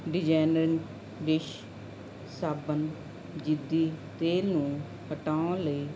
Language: Punjabi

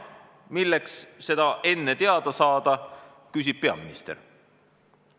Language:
Estonian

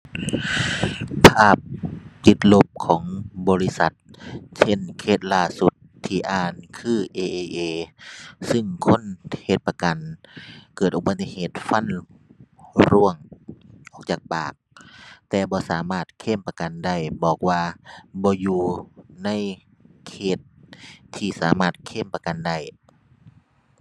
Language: Thai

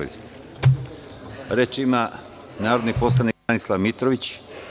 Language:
Serbian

